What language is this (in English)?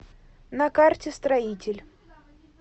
Russian